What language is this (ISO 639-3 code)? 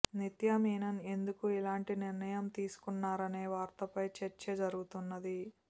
tel